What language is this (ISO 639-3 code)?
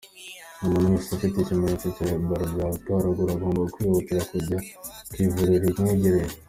kin